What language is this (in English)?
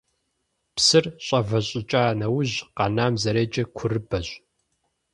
Kabardian